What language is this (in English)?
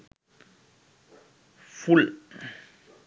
Sinhala